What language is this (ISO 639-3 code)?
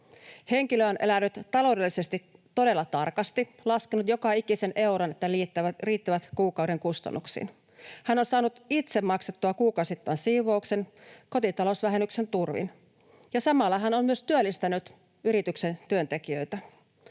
fin